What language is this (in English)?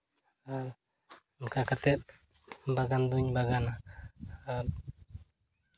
Santali